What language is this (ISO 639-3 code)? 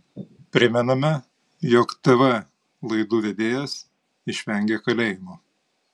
lit